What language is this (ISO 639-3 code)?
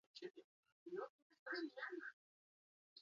eus